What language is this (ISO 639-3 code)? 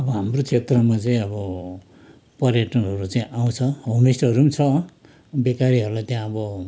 nep